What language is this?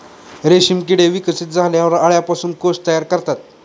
Marathi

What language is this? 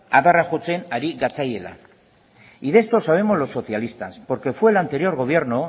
Spanish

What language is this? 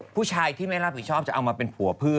Thai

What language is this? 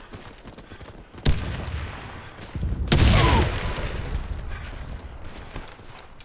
Russian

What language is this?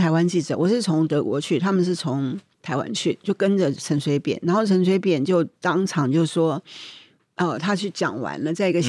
Chinese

